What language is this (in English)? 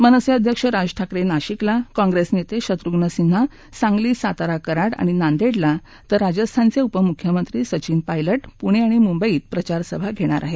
Marathi